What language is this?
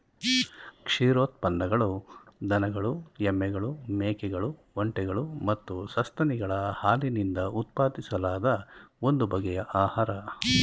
Kannada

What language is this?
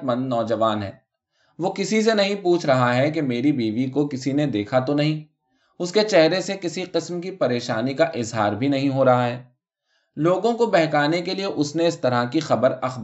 Urdu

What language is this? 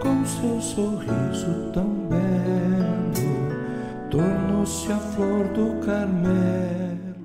Portuguese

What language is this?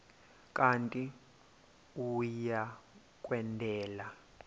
Xhosa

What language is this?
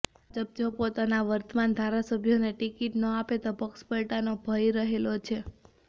Gujarati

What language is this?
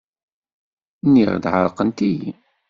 Kabyle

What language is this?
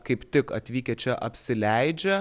Lithuanian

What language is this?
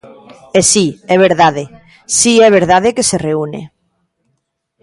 Galician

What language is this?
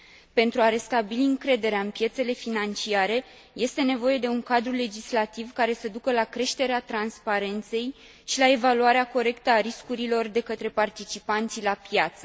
Romanian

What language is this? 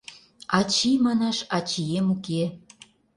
Mari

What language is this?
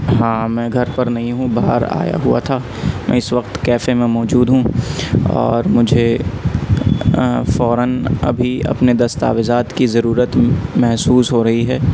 Urdu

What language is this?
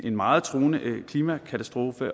Danish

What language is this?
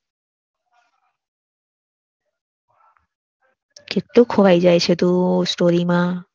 Gujarati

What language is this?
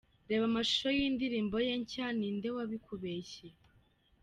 Kinyarwanda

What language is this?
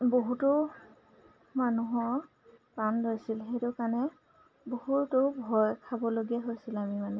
Assamese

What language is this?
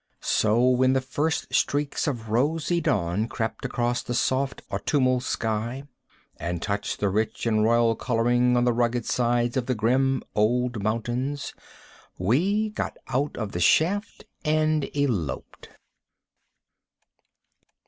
English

